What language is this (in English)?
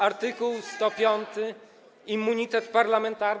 Polish